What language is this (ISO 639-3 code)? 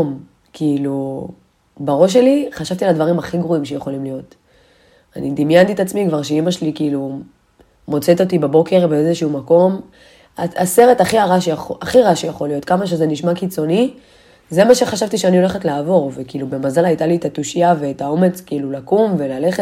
heb